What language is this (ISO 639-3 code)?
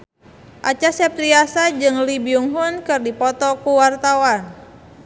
sun